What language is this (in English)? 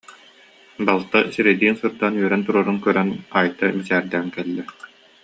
Yakut